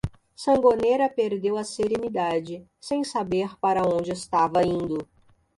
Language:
Portuguese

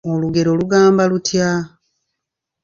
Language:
Ganda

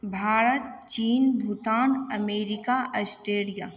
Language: Maithili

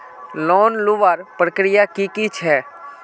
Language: Magahi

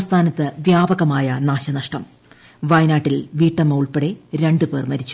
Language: Malayalam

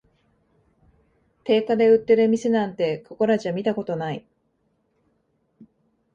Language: Japanese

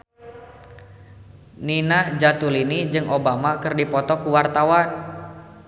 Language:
Sundanese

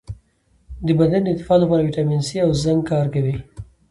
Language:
Pashto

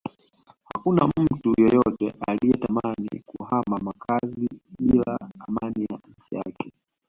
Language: Swahili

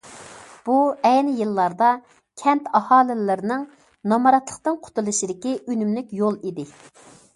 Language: Uyghur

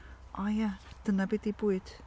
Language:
Welsh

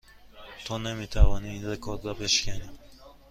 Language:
Persian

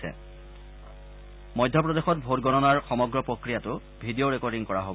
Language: Assamese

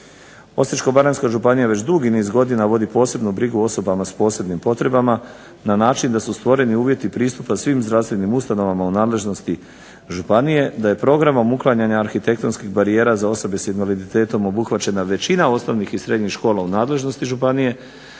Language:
Croatian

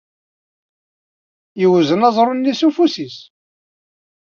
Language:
Kabyle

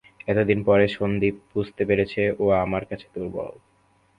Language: Bangla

